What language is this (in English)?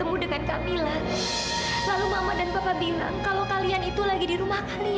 Indonesian